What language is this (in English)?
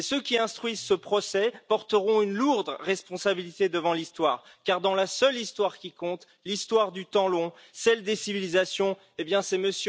French